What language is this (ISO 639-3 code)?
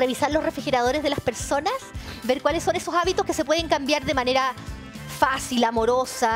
spa